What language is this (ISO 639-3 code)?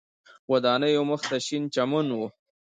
pus